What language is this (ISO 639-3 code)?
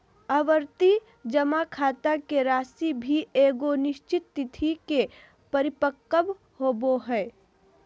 mag